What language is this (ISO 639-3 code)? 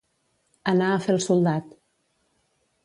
cat